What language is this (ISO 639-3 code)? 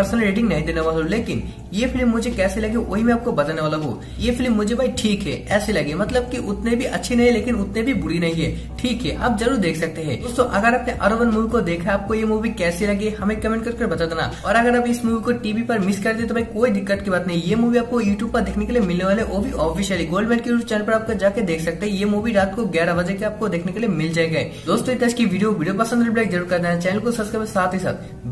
hin